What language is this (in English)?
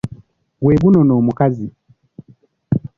Ganda